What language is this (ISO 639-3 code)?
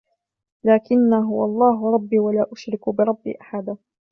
ara